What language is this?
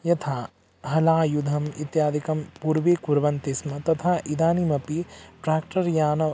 Sanskrit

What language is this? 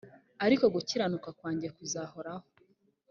Kinyarwanda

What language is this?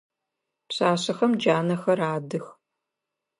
Adyghe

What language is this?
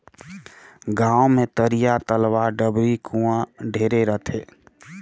Chhattisgarhi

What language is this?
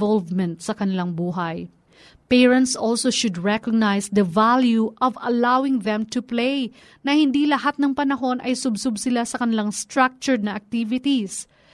Filipino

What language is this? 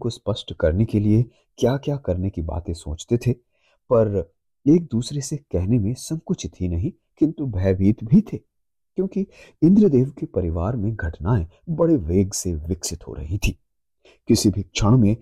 Hindi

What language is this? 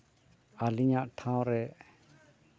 Santali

